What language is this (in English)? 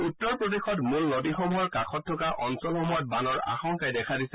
Assamese